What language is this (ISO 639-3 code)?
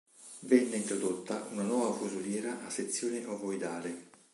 ita